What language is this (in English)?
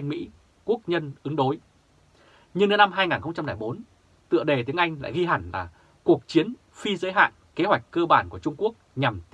Vietnamese